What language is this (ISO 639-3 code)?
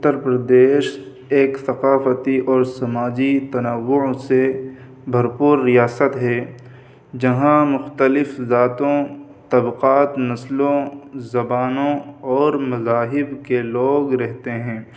urd